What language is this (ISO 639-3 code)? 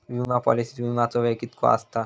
mar